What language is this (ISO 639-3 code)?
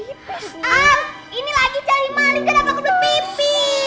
ind